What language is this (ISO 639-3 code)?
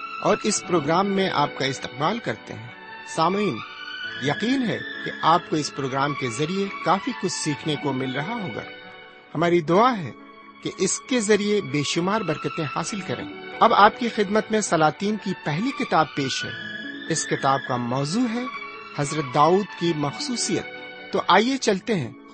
urd